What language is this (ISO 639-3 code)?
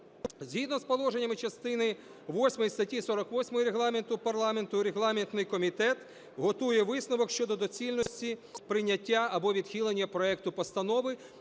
ukr